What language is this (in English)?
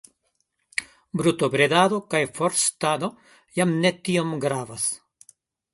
Esperanto